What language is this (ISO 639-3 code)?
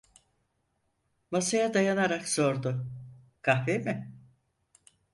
tur